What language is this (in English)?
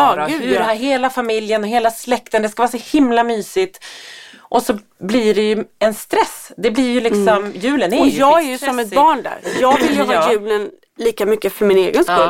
Swedish